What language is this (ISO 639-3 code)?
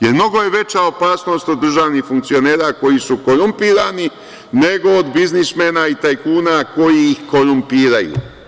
srp